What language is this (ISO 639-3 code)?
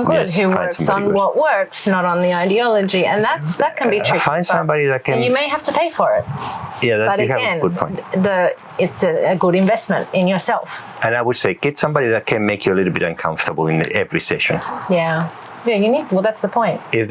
eng